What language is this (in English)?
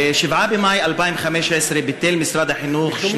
Hebrew